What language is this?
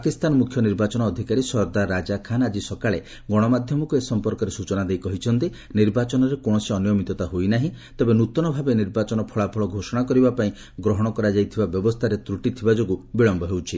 Odia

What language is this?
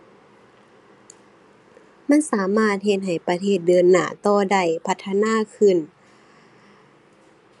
Thai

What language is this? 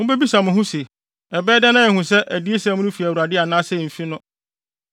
Akan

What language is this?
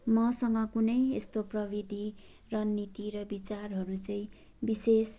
Nepali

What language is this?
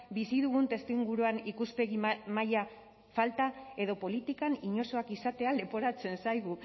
Basque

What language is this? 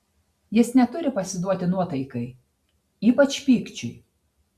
Lithuanian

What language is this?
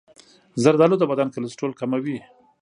Pashto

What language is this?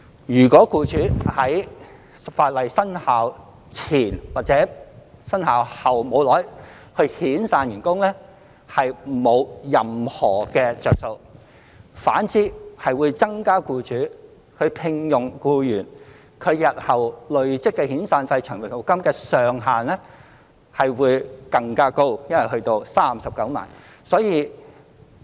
Cantonese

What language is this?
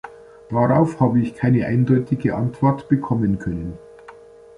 German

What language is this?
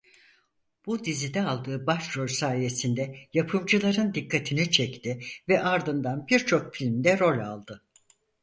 Turkish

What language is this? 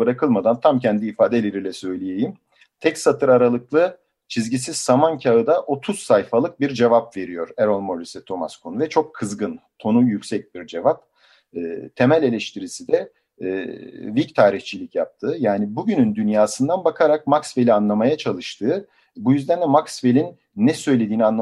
Turkish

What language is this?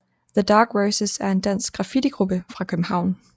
Danish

